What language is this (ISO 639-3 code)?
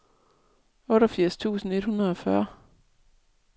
dan